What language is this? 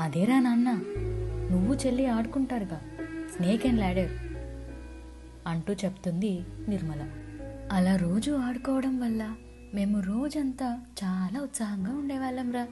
Telugu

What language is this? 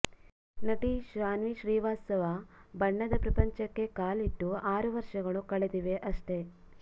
Kannada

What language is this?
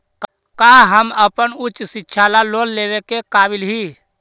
Magahi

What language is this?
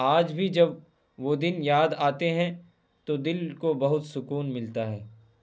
Urdu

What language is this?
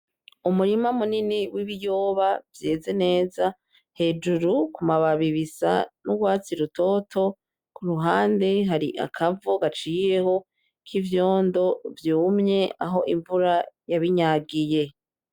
Rundi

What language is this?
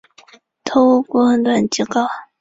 Chinese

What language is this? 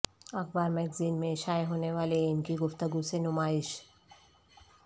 Urdu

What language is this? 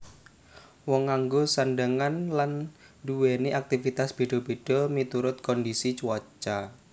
Javanese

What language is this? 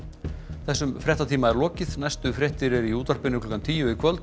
Icelandic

